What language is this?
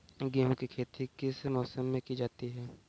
Hindi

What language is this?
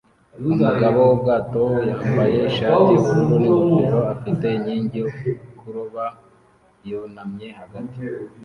Kinyarwanda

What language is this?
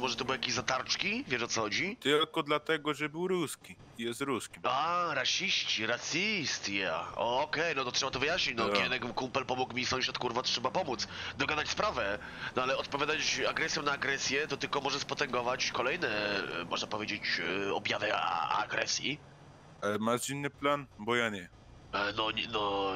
Polish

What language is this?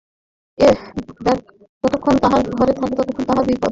Bangla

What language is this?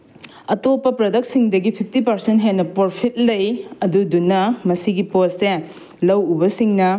Manipuri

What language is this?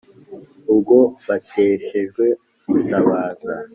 Kinyarwanda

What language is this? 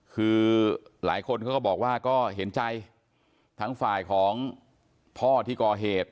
Thai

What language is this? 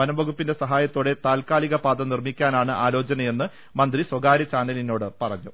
Malayalam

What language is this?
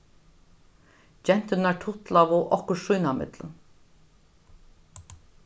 Faroese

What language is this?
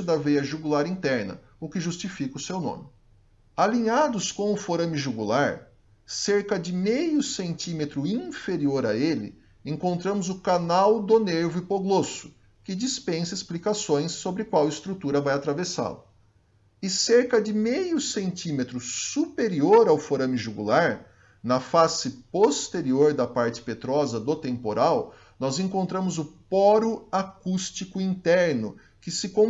Portuguese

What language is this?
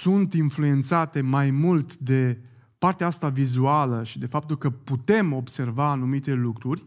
Romanian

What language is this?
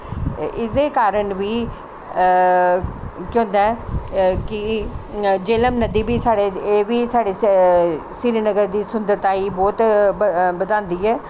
Dogri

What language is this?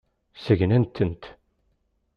Kabyle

